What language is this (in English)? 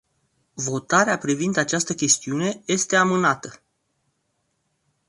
Romanian